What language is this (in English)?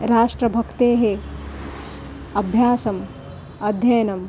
Sanskrit